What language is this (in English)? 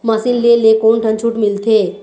Chhattisgarhi